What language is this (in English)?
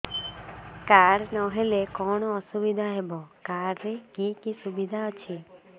Odia